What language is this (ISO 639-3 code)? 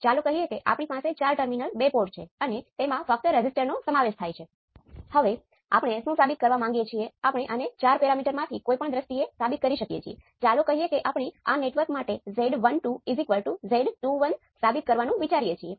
guj